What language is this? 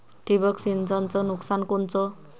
Marathi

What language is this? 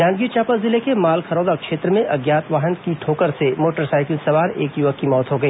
Hindi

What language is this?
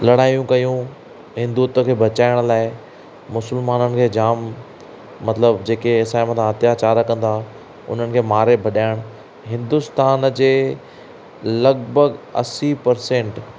Sindhi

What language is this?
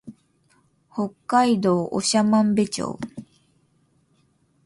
Japanese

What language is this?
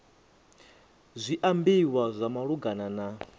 Venda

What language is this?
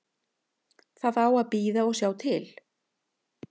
Icelandic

